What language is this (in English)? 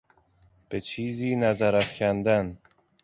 Persian